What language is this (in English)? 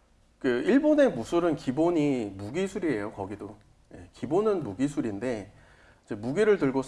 Korean